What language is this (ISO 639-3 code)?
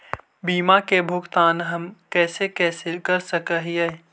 mag